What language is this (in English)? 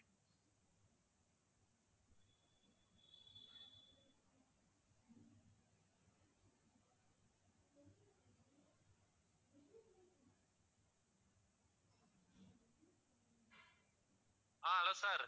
Tamil